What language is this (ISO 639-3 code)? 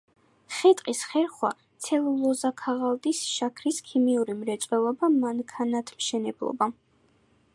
kat